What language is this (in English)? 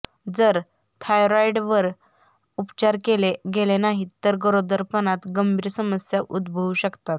Marathi